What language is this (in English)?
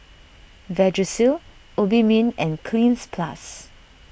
English